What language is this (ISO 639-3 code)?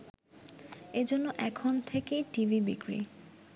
ben